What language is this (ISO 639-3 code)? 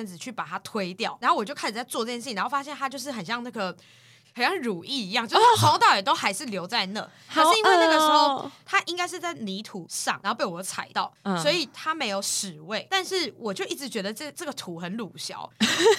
zho